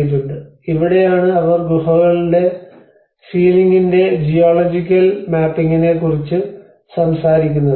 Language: Malayalam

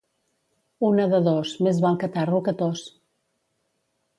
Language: Catalan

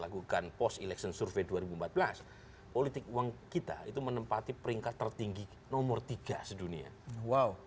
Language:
Indonesian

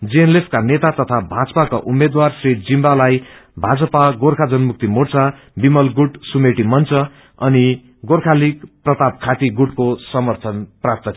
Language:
Nepali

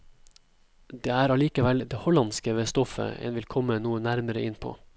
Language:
Norwegian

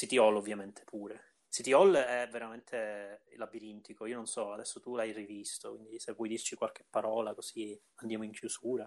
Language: Italian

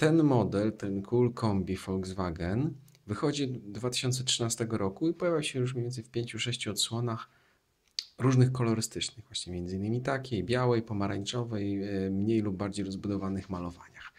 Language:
Polish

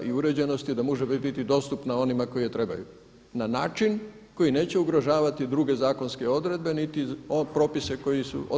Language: Croatian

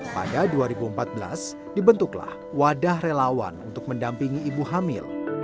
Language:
Indonesian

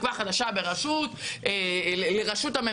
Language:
Hebrew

